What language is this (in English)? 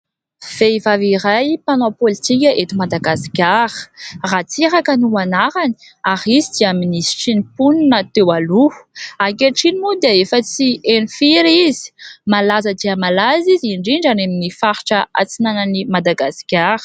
Malagasy